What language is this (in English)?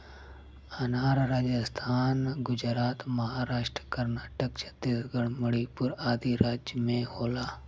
Bhojpuri